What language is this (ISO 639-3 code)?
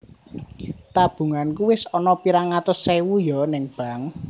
jav